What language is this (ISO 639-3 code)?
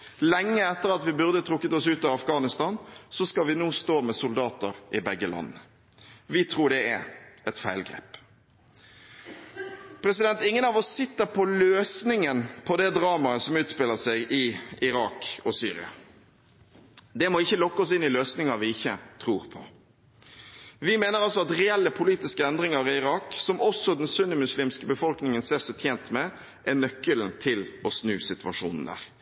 nob